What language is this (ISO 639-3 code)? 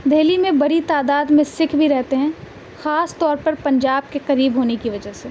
urd